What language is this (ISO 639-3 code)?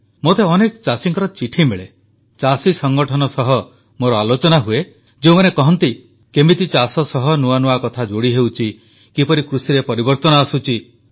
ori